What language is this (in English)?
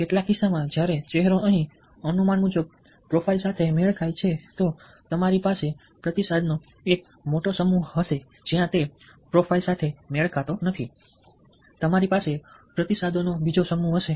Gujarati